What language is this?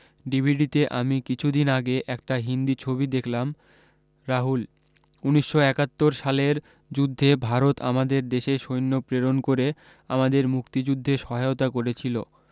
Bangla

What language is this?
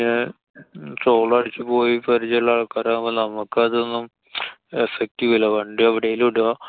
Malayalam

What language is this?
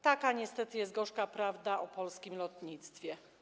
Polish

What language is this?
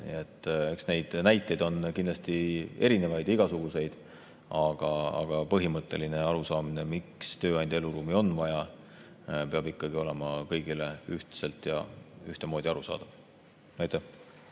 Estonian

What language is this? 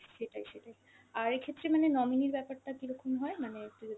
Bangla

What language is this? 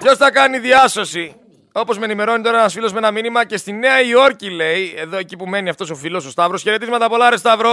Greek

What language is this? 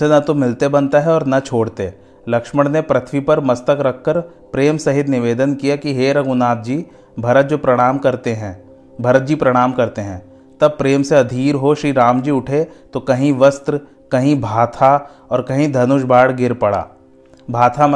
Hindi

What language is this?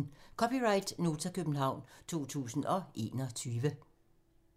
Danish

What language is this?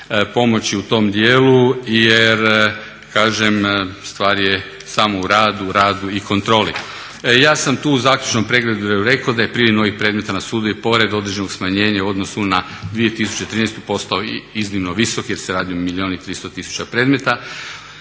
Croatian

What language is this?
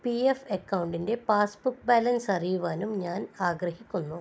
Malayalam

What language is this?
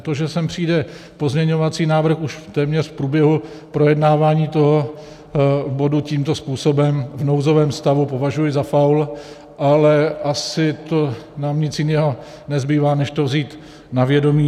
Czech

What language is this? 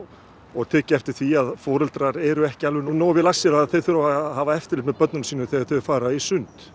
Icelandic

